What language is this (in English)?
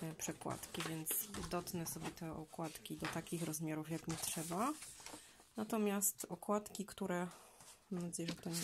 Polish